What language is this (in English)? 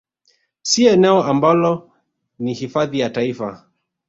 Swahili